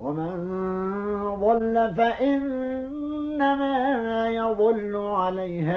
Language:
Arabic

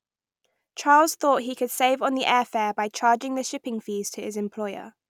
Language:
English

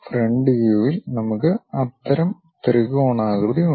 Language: Malayalam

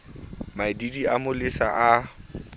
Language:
Southern Sotho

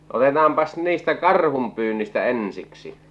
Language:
Finnish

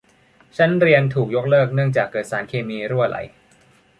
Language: Thai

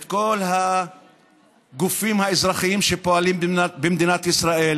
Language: Hebrew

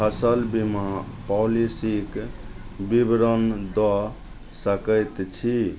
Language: Maithili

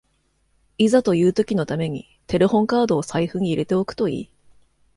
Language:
Japanese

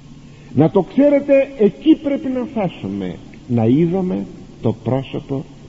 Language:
Greek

